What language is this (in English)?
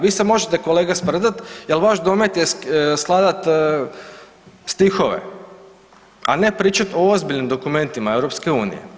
Croatian